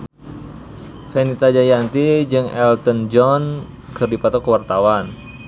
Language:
Sundanese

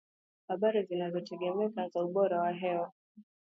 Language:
Swahili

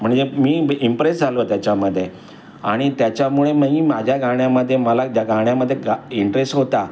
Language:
Marathi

